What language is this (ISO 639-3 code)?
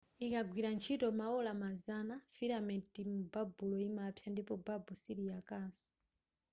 nya